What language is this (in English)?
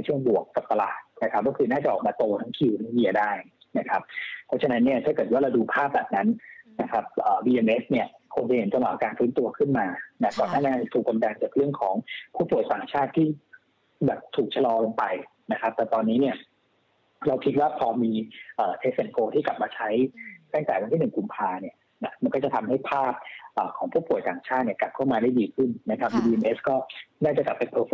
Thai